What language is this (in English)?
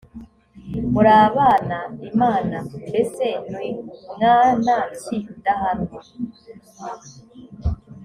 Kinyarwanda